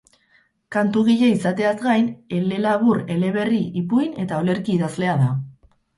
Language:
Basque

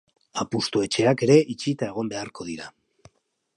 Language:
Basque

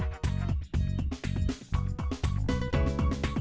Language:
Vietnamese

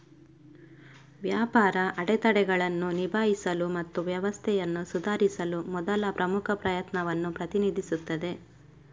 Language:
Kannada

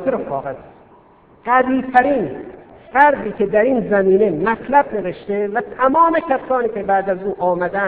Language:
Persian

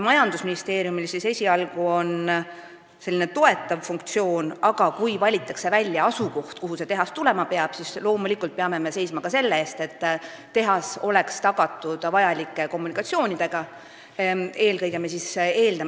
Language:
Estonian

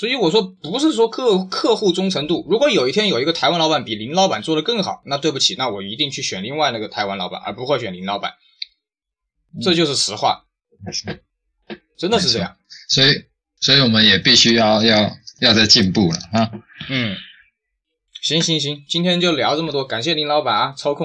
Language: Chinese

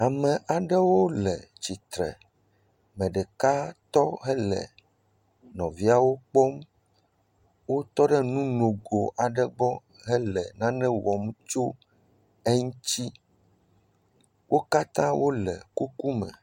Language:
Ewe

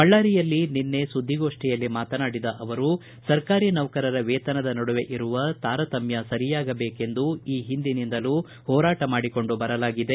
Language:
Kannada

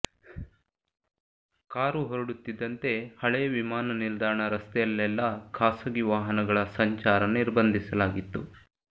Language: Kannada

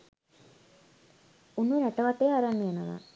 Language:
Sinhala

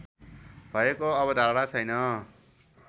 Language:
Nepali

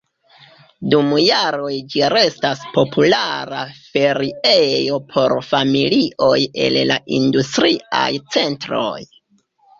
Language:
Esperanto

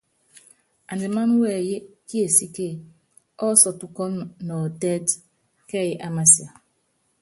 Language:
Yangben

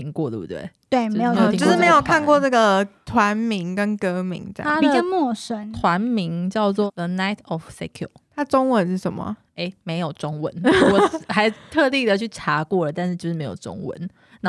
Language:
Chinese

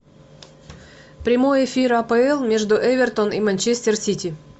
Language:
Russian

